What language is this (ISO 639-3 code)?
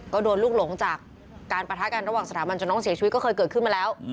tha